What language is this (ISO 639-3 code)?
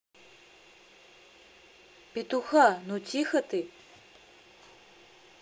rus